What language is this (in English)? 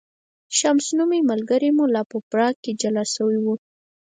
Pashto